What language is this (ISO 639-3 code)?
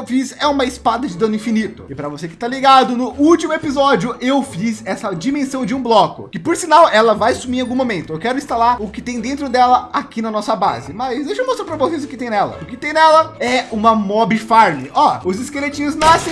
por